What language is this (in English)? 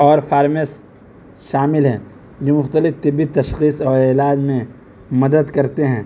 Urdu